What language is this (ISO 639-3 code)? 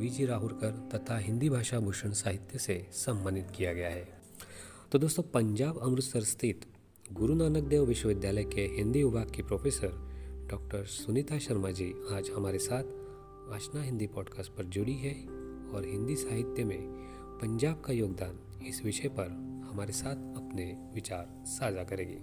hin